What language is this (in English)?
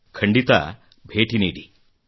Kannada